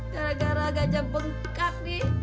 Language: Indonesian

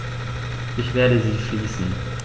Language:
German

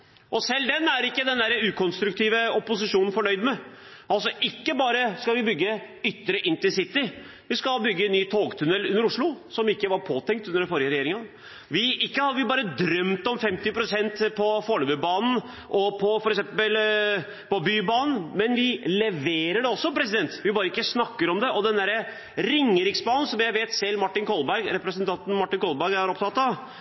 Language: Norwegian Bokmål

